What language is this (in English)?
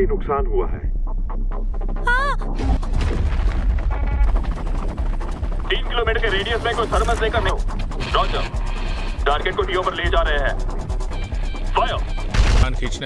Hindi